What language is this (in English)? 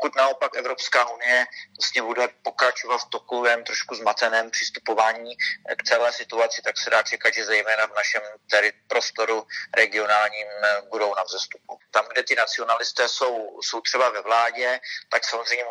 Czech